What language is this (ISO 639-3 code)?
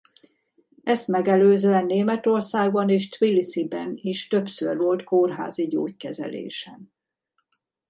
hun